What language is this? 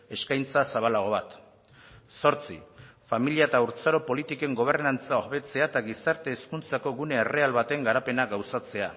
Basque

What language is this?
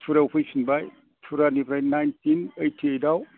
Bodo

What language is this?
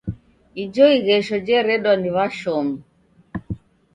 Taita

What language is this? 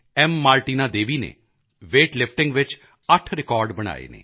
Punjabi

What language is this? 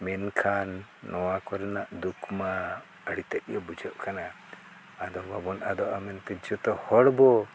Santali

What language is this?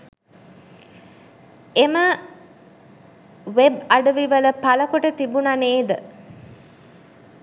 Sinhala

